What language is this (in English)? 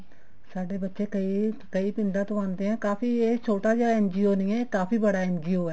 Punjabi